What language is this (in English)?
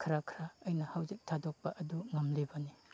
Manipuri